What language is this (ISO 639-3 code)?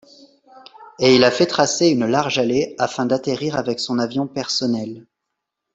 fra